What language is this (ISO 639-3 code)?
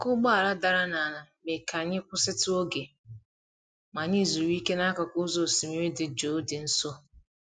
ibo